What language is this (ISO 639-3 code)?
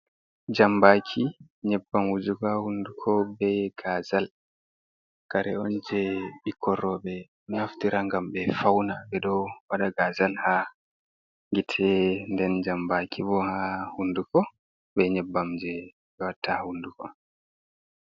ful